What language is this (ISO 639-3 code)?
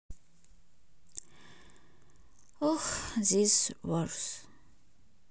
rus